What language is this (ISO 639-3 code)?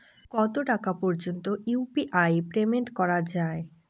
ben